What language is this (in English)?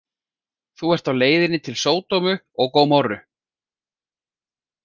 Icelandic